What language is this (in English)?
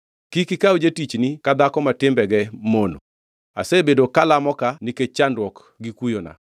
Luo (Kenya and Tanzania)